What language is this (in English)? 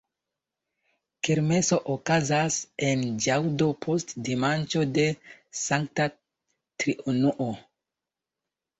Esperanto